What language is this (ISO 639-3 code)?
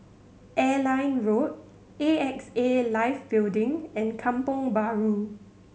eng